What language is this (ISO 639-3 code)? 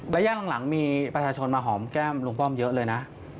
tha